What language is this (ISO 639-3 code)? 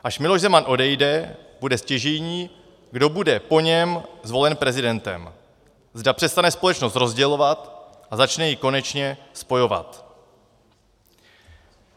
ces